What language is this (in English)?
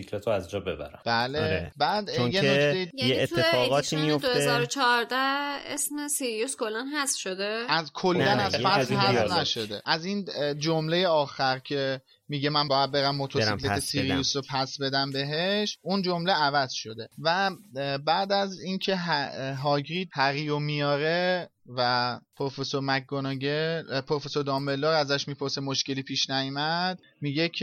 Persian